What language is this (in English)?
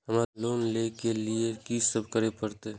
Maithili